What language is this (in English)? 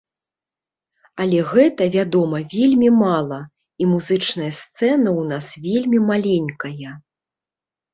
Belarusian